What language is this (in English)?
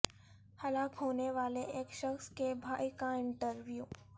Urdu